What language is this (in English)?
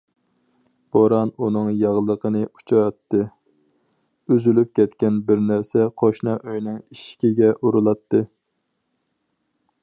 Uyghur